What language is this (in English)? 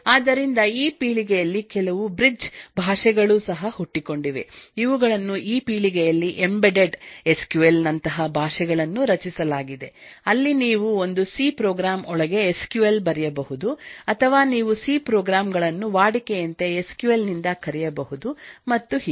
Kannada